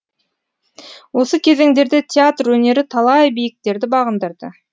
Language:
Kazakh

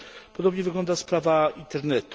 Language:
Polish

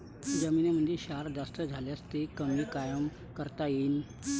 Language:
Marathi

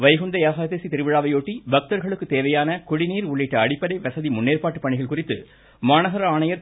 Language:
Tamil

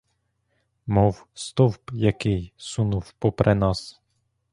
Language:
Ukrainian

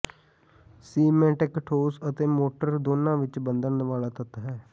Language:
Punjabi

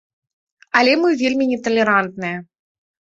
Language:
Belarusian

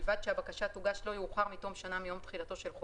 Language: Hebrew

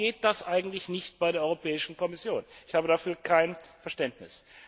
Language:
German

